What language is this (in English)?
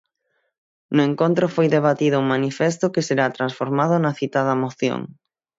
Galician